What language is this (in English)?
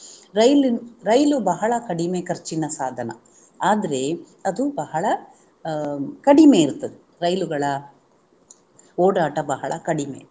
Kannada